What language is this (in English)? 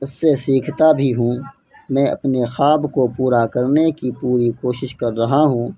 Urdu